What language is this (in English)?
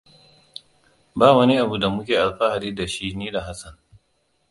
Hausa